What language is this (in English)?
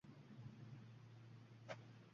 Uzbek